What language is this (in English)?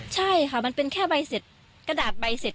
Thai